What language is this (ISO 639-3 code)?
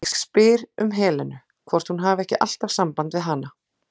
isl